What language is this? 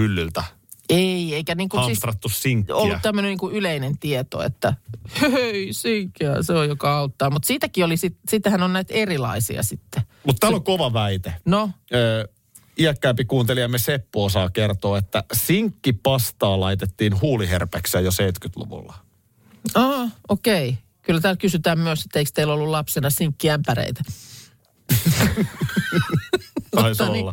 Finnish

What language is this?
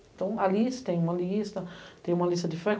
Portuguese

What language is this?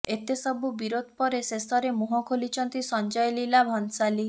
Odia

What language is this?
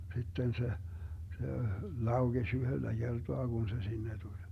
Finnish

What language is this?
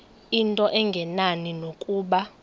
Xhosa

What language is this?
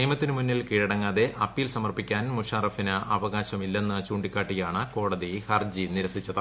Malayalam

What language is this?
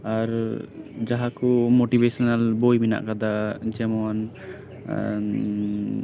Santali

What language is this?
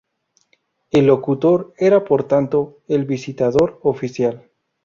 Spanish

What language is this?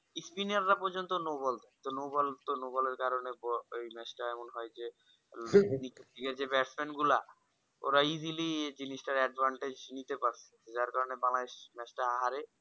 Bangla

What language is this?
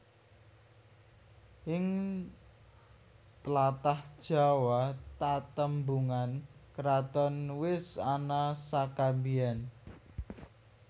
Javanese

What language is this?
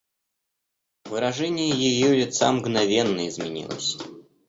Russian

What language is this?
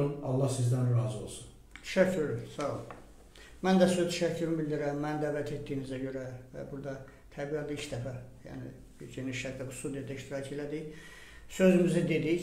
Turkish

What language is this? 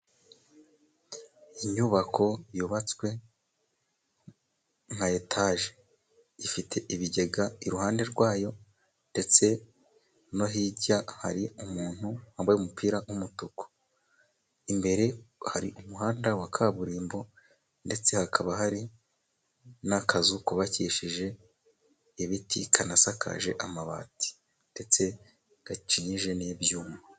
Kinyarwanda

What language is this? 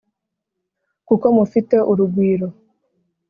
Kinyarwanda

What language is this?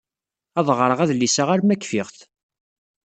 Kabyle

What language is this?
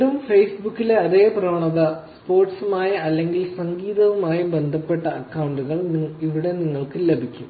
Malayalam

